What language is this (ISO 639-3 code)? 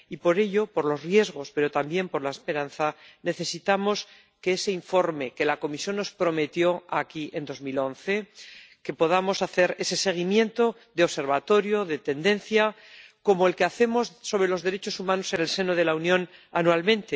spa